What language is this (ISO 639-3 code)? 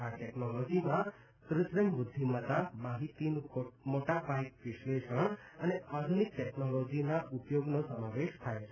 guj